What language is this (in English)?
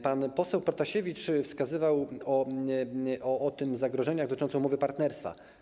Polish